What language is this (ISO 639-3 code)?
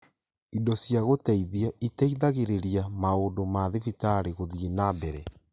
kik